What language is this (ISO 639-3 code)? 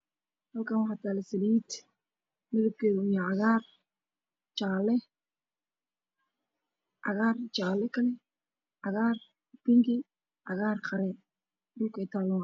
som